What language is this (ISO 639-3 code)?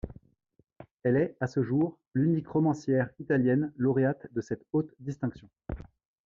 fra